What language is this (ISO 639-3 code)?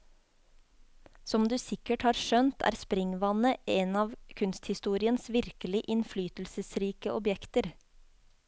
nor